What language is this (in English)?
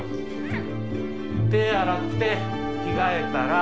Japanese